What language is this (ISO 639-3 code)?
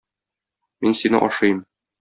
tat